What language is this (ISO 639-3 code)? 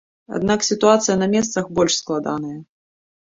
bel